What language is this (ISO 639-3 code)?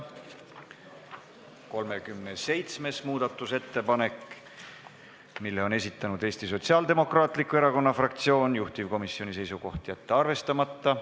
est